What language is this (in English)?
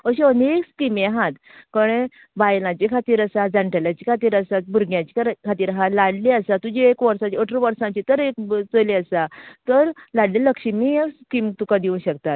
Konkani